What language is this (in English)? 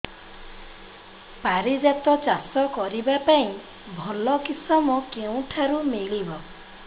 Odia